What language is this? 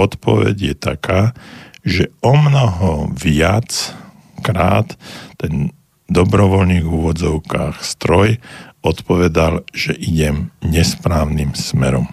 Slovak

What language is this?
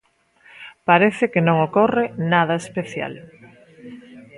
Galician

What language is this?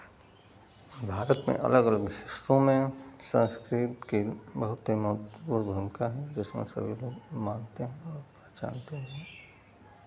Hindi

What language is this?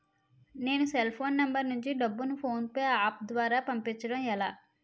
Telugu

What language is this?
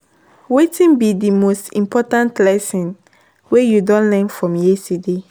Nigerian Pidgin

